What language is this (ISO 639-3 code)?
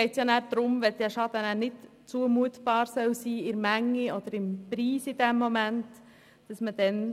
gsw